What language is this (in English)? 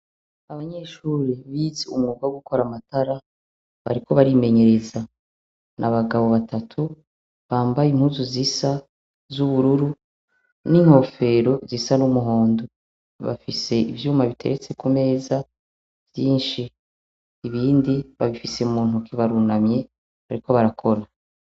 Rundi